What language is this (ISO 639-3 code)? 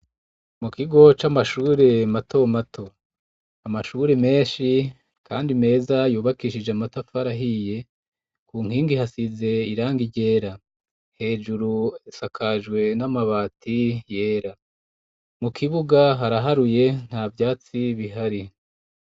run